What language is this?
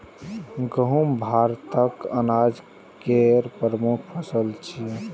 Maithili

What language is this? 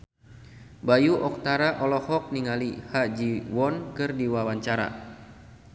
Sundanese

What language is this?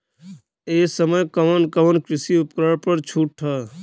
Bhojpuri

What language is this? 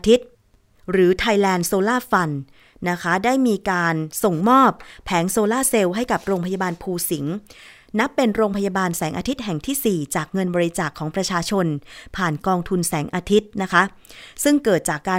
Thai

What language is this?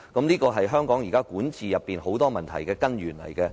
Cantonese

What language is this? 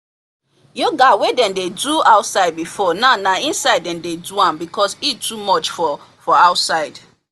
Nigerian Pidgin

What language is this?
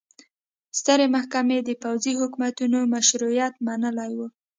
Pashto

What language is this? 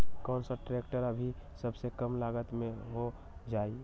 Magahi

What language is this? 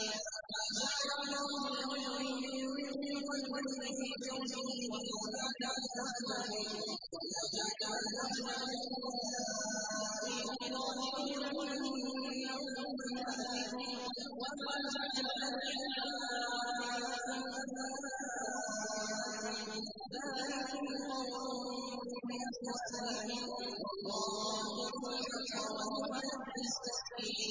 Arabic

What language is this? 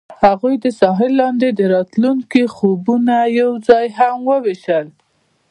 Pashto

